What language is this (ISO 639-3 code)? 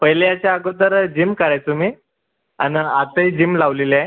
mar